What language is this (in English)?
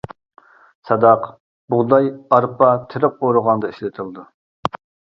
Uyghur